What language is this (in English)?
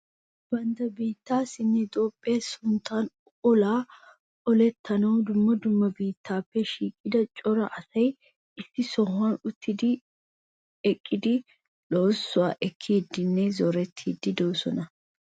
Wolaytta